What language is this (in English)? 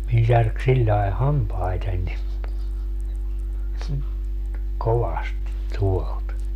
Finnish